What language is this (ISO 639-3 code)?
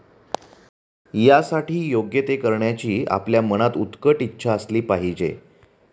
mar